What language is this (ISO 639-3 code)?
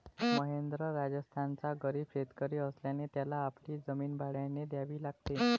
mar